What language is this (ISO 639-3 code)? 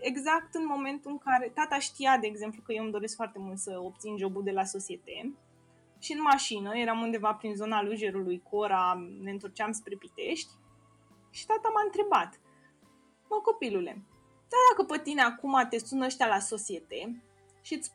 ron